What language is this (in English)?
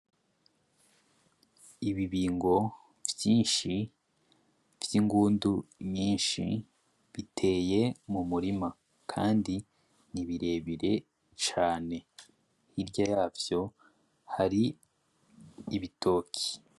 Rundi